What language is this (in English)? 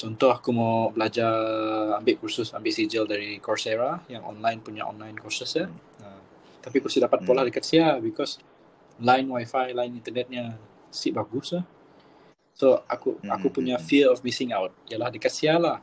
Malay